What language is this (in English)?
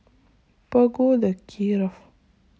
Russian